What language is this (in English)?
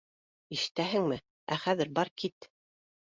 Bashkir